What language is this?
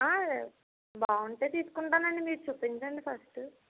Telugu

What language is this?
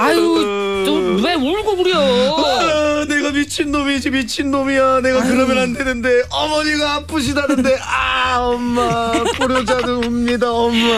Korean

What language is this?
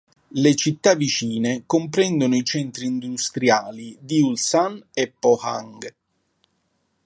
Italian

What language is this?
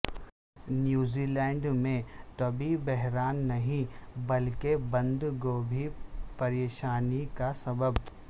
Urdu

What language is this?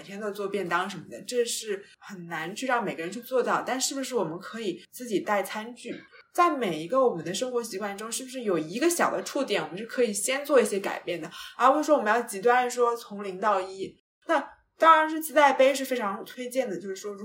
Chinese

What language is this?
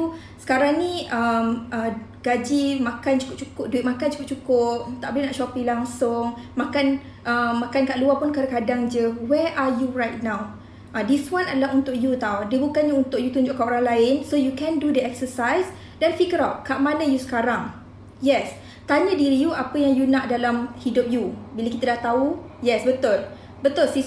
Malay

